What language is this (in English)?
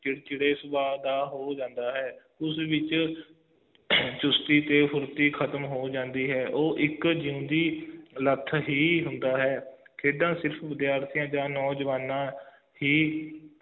Punjabi